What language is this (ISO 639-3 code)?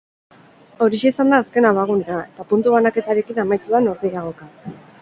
eus